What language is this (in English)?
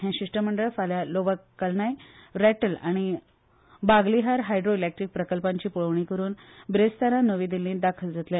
Konkani